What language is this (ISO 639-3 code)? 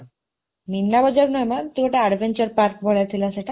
ori